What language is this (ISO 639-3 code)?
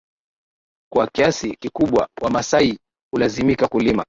swa